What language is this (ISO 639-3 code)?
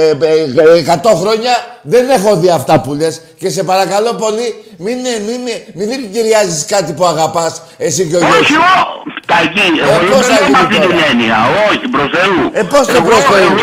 ell